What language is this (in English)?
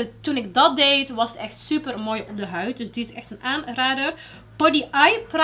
Dutch